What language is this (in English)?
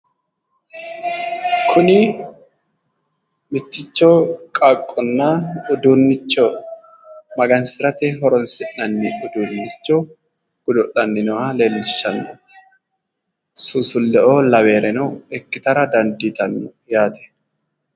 Sidamo